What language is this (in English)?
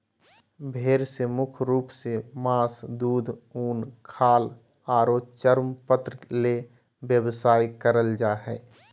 Magahi